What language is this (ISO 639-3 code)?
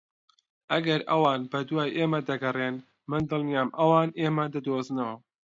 ckb